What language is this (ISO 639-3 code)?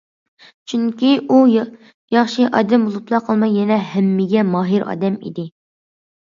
uig